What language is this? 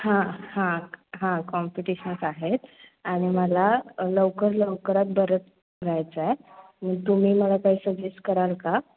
Marathi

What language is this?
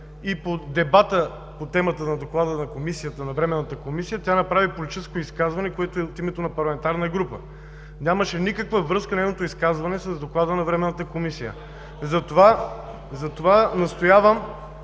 Bulgarian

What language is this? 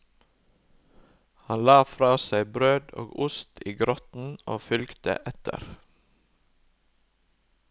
Norwegian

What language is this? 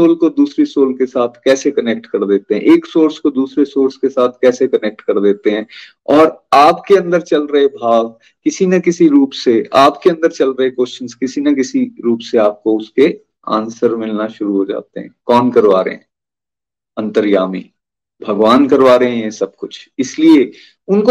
Hindi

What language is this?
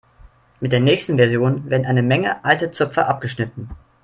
German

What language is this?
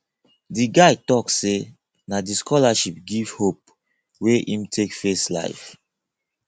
Nigerian Pidgin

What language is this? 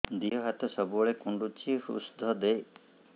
Odia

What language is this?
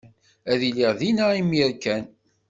Kabyle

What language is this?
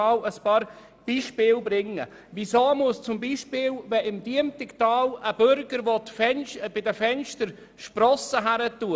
Swiss German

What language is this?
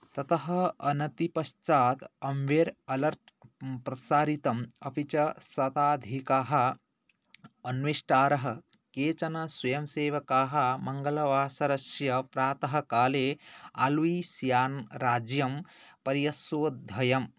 Sanskrit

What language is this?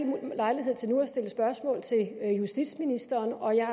Danish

